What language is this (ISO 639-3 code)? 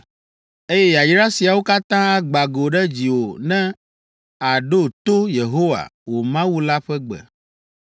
ewe